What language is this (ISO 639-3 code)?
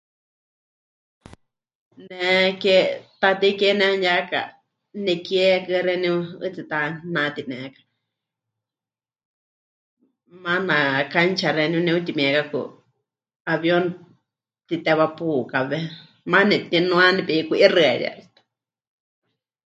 hch